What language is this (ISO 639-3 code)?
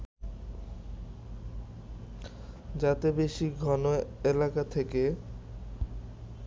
ben